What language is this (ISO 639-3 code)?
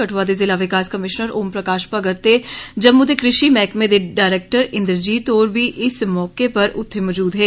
doi